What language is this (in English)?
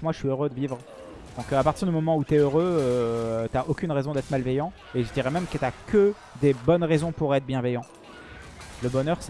French